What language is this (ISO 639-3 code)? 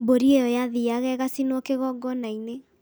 kik